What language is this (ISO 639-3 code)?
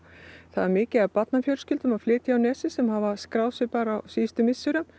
isl